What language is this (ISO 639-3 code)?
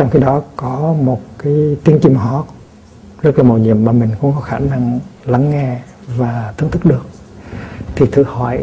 vie